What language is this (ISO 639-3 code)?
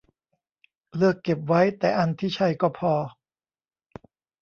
tha